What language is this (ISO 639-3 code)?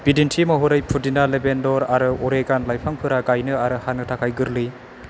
brx